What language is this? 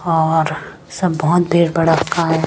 Hindi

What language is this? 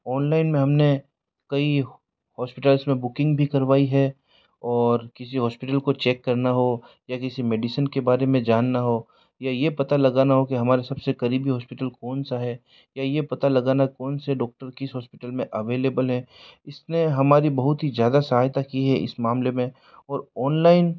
Hindi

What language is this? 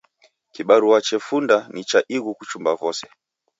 Taita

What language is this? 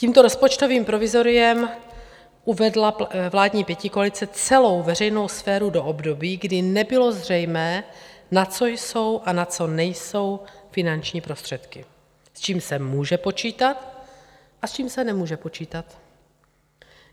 Czech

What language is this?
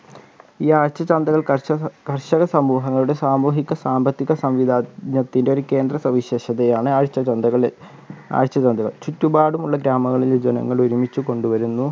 Malayalam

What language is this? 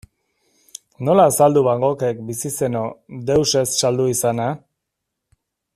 Basque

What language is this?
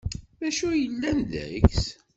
Kabyle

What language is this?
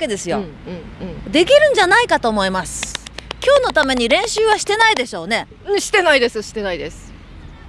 Japanese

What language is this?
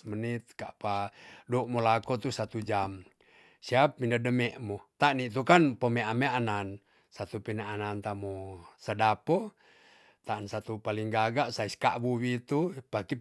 Tonsea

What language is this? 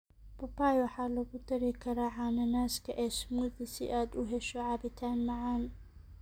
Somali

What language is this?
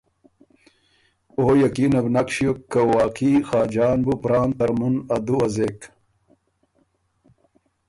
Ormuri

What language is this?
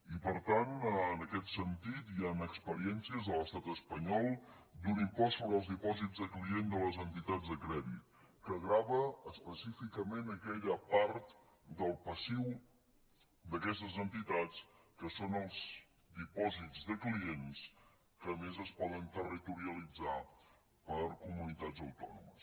Catalan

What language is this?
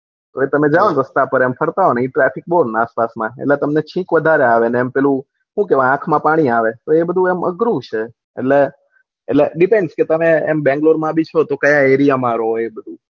Gujarati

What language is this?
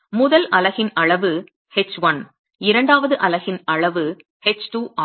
Tamil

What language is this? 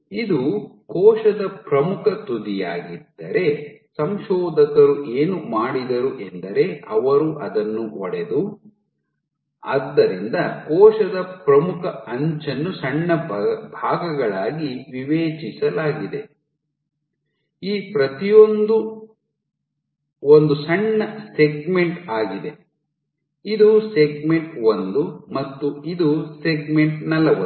Kannada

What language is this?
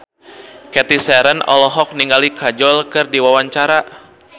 Sundanese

